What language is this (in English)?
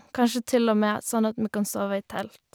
Norwegian